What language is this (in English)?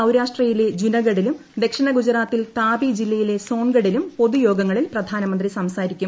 Malayalam